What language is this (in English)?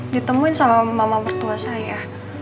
Indonesian